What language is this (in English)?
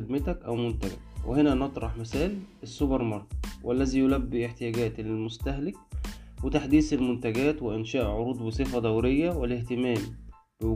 Arabic